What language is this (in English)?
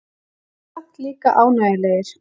Icelandic